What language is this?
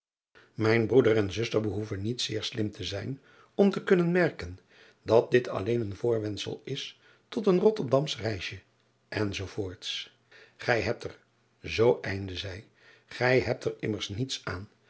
Dutch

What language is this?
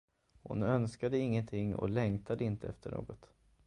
Swedish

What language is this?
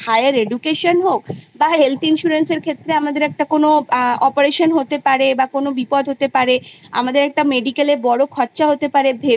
Bangla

